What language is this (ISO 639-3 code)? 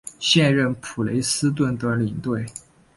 zho